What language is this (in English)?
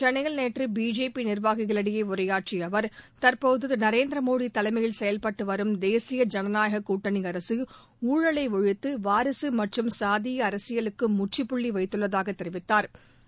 Tamil